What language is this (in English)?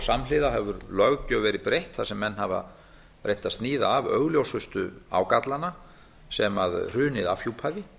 Icelandic